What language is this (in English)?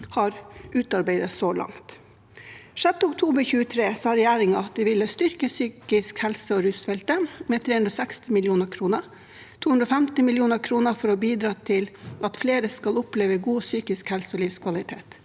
Norwegian